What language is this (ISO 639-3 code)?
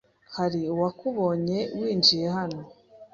kin